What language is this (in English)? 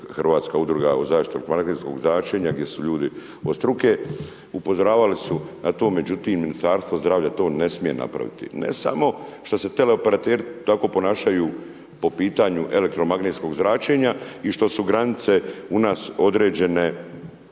Croatian